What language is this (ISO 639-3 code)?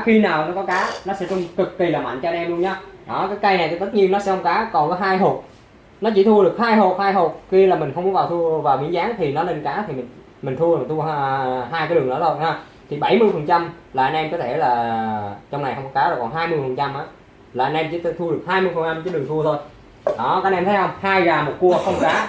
vie